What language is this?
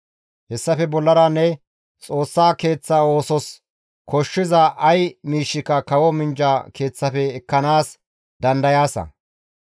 Gamo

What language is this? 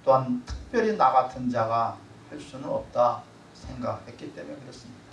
Korean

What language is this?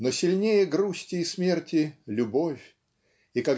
Russian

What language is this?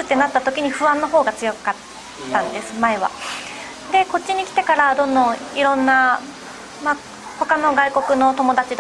Japanese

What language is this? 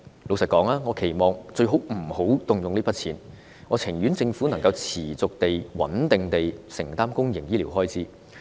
Cantonese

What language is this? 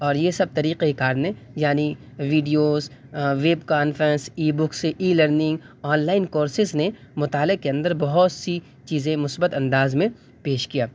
Urdu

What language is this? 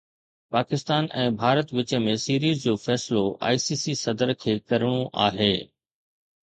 Sindhi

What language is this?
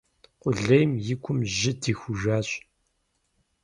Kabardian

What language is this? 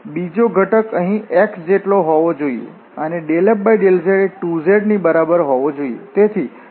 Gujarati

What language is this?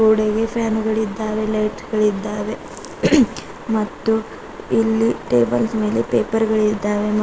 Kannada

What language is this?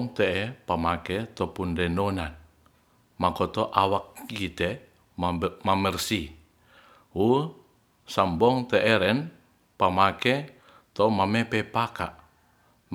Ratahan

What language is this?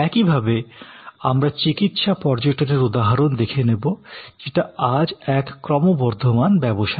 Bangla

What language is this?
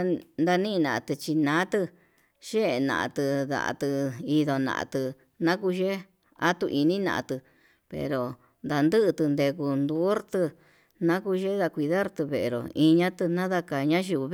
Yutanduchi Mixtec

